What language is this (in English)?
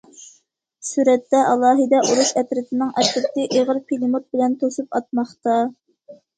Uyghur